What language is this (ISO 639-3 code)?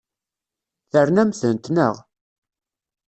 kab